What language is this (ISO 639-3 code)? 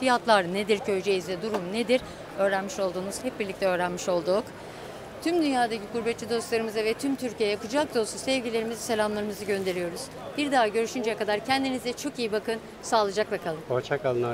tur